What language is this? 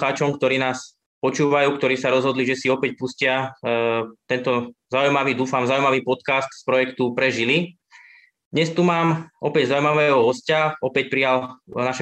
Slovak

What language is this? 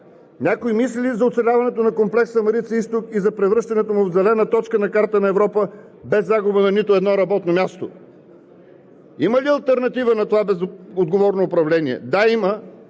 Bulgarian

